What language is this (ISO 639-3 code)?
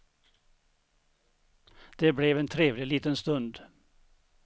swe